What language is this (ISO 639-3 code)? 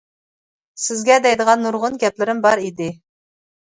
uig